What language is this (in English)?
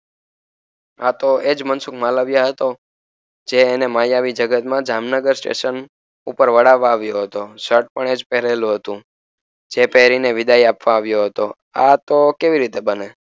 Gujarati